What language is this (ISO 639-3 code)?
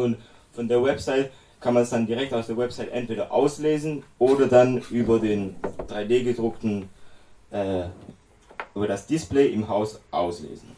deu